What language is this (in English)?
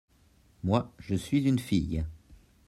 French